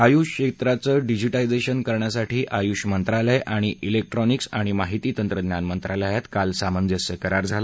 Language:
Marathi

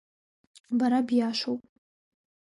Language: Abkhazian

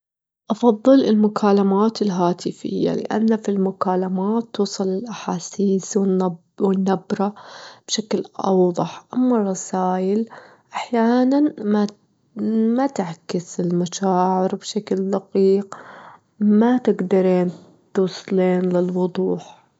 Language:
Gulf Arabic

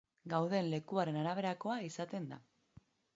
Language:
Basque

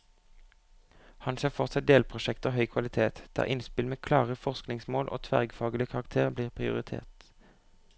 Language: Norwegian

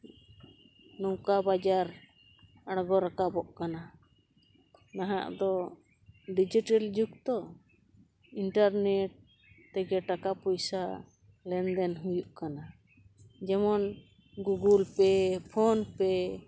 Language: Santali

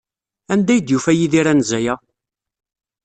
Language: Kabyle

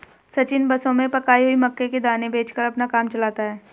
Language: Hindi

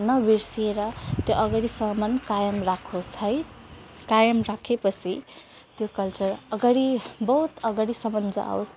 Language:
Nepali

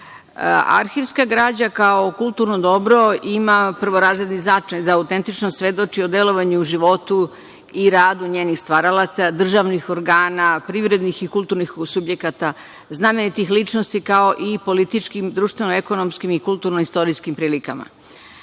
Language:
Serbian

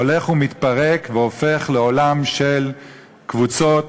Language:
Hebrew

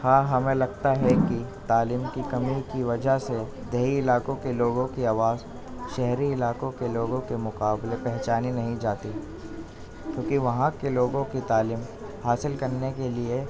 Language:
Urdu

